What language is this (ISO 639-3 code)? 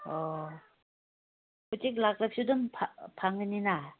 mni